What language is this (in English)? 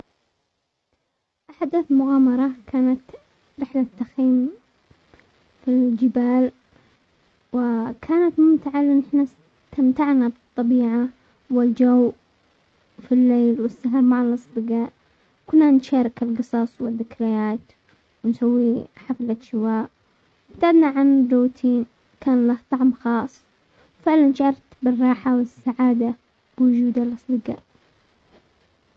Omani Arabic